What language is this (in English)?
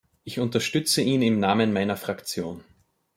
German